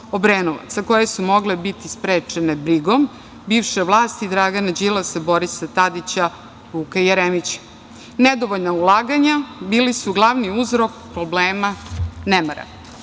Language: Serbian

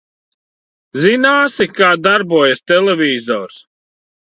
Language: Latvian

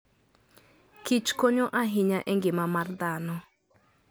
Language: Luo (Kenya and Tanzania)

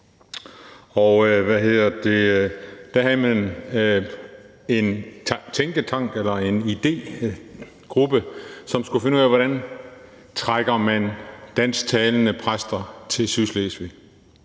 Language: Danish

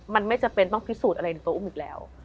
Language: Thai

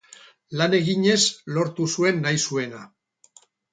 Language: Basque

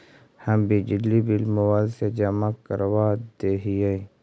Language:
Magahi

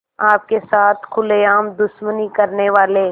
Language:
Hindi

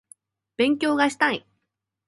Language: Japanese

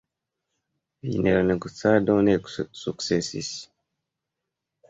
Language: Esperanto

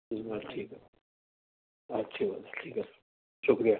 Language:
Urdu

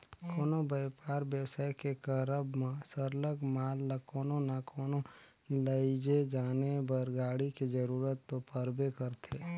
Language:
Chhattisgarhi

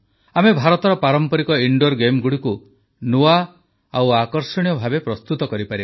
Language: Odia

